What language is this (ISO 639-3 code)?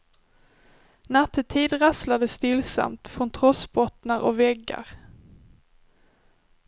swe